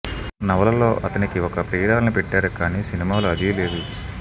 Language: Telugu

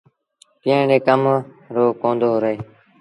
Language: Sindhi Bhil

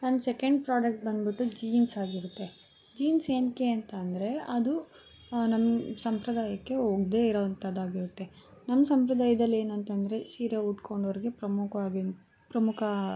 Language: Kannada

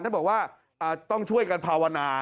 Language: Thai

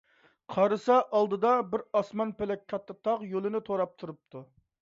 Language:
Uyghur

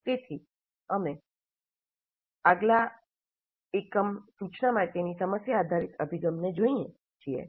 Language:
Gujarati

